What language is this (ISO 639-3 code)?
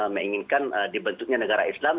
ind